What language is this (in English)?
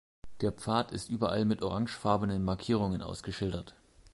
German